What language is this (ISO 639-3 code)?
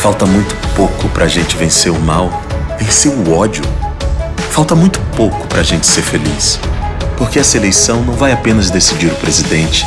por